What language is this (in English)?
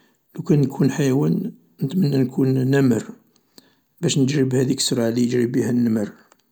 Algerian Arabic